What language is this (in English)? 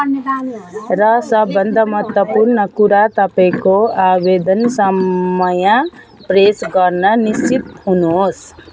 Nepali